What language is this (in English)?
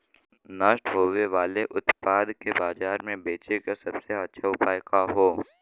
Bhojpuri